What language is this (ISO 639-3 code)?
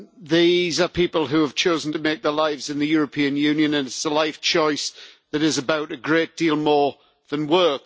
eng